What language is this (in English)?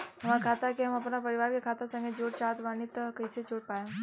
Bhojpuri